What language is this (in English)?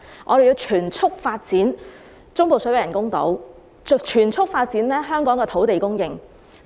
Cantonese